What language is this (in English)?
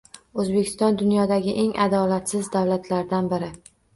Uzbek